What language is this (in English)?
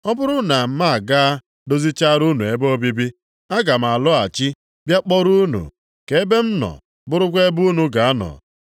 Igbo